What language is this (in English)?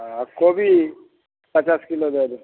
Maithili